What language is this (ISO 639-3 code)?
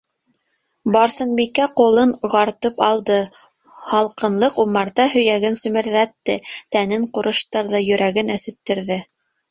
bak